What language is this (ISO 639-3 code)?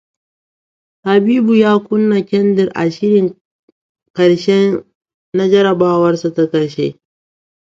hau